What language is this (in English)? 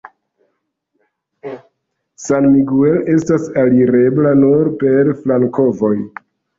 Esperanto